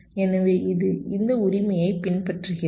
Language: Tamil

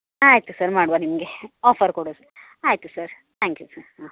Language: Kannada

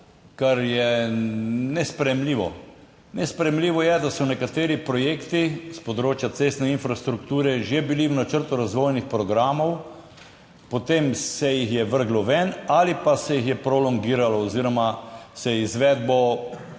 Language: Slovenian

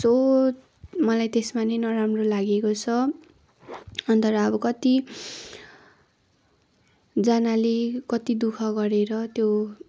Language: Nepali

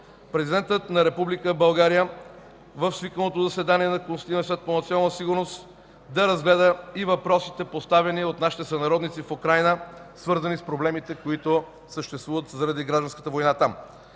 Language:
Bulgarian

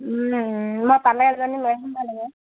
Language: Assamese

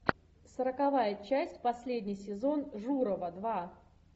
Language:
Russian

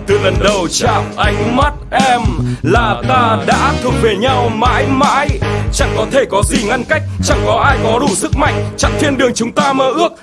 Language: Vietnamese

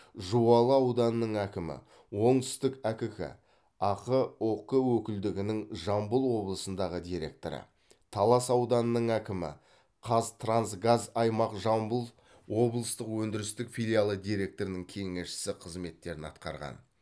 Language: Kazakh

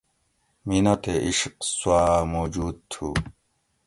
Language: Gawri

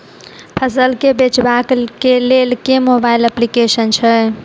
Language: Maithili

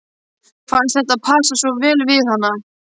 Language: Icelandic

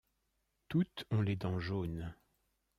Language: French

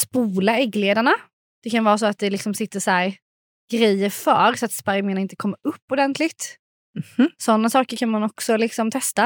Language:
Swedish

